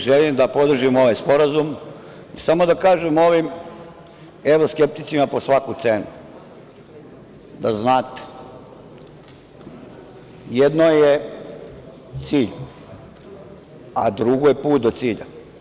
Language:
Serbian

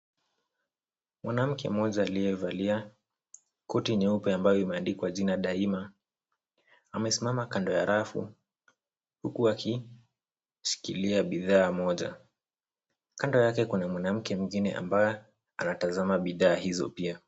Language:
Swahili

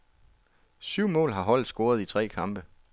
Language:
Danish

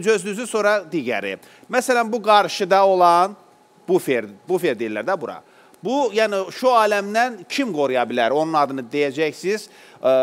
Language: Turkish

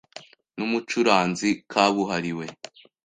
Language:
Kinyarwanda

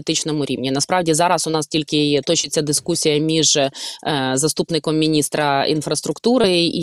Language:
Ukrainian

